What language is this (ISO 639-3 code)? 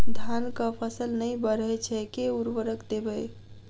mai